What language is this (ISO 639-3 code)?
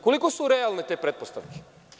srp